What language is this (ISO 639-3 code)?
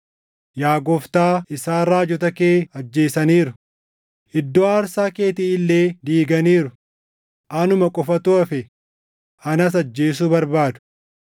orm